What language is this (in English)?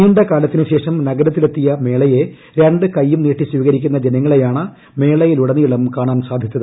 Malayalam